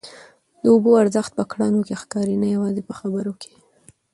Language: Pashto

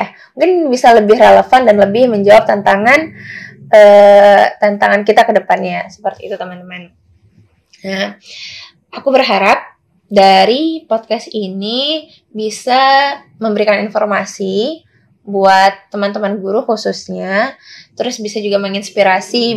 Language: Indonesian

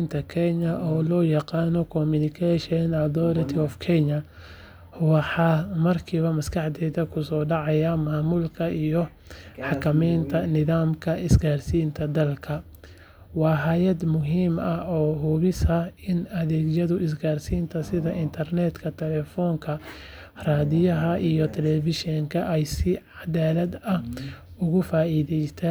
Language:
Somali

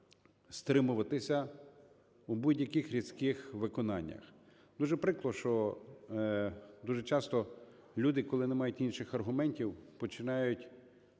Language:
Ukrainian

